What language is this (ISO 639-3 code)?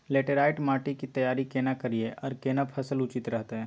mai